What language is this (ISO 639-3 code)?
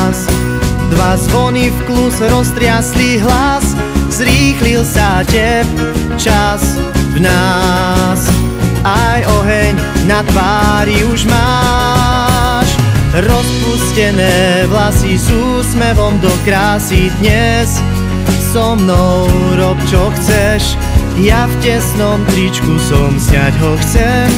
pol